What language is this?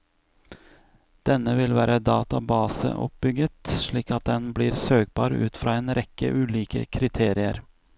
Norwegian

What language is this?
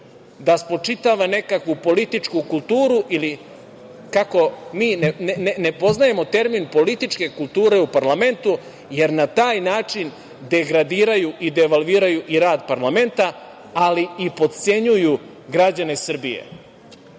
Serbian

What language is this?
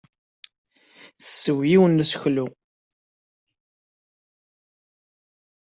Kabyle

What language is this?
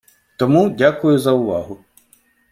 Ukrainian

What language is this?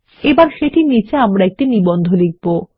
Bangla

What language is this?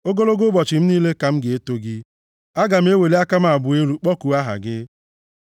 Igbo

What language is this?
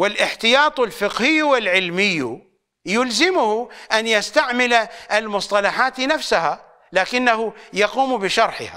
Arabic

